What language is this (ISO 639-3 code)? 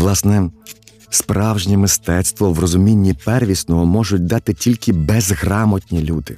ukr